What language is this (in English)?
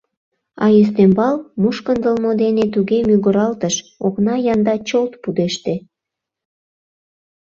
Mari